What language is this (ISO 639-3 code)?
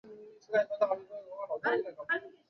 zho